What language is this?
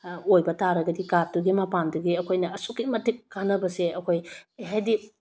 Manipuri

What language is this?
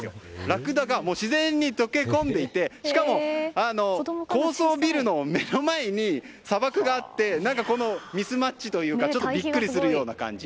Japanese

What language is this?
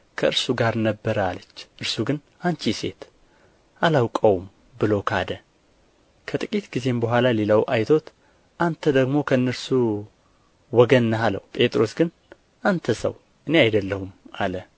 Amharic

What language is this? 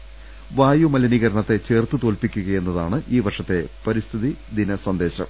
Malayalam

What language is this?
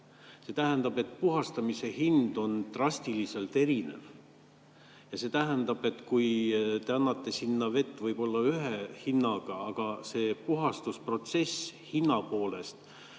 Estonian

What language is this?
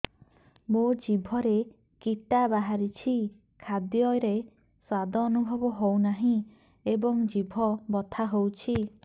Odia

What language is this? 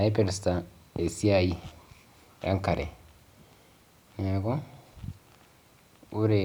Masai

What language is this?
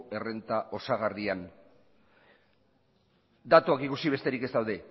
Basque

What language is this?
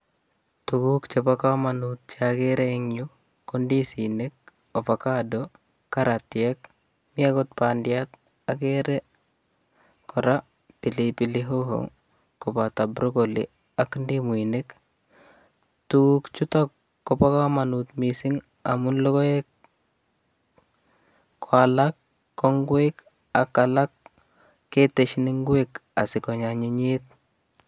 Kalenjin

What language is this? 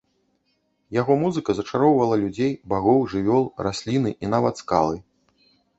Belarusian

